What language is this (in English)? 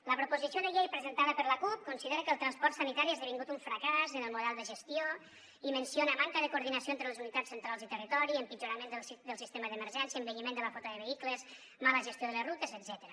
Catalan